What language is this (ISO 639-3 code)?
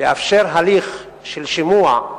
heb